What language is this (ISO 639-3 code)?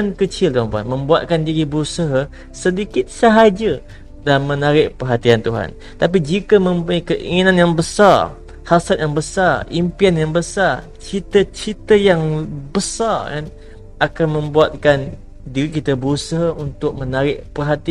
msa